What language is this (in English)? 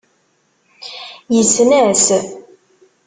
Kabyle